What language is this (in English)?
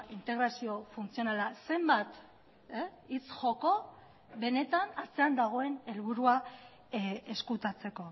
Basque